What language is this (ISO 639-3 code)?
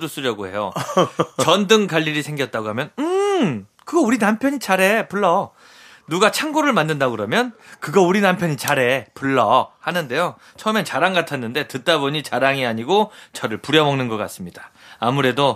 kor